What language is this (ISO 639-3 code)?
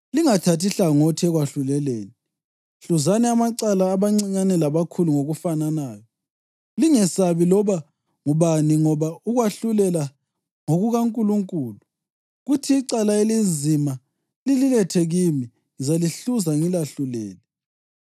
nde